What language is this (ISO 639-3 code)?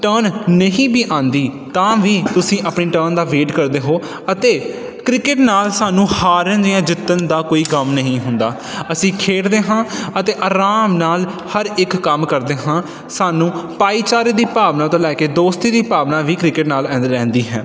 pan